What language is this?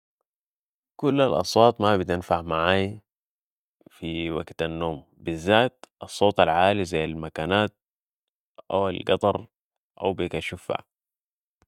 Sudanese Arabic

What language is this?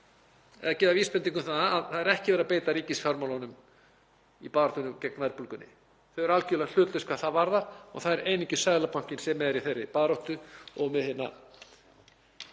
Icelandic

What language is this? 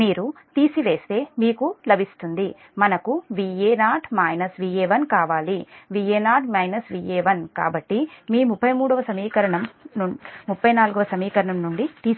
Telugu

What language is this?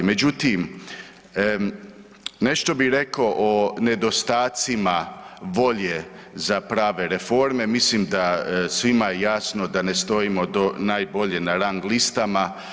Croatian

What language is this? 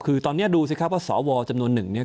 Thai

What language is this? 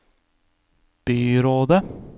Norwegian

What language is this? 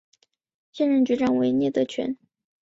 Chinese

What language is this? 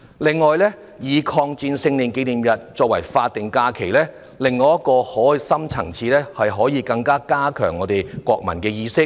Cantonese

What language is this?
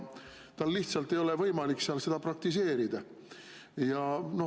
Estonian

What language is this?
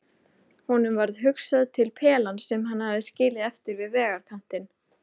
Icelandic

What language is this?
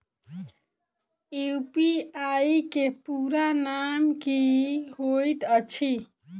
Maithili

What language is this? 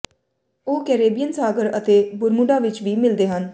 Punjabi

